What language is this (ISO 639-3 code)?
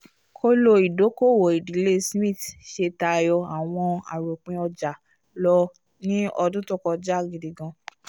yor